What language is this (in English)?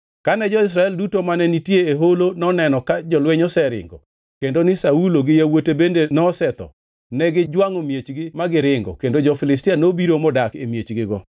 Luo (Kenya and Tanzania)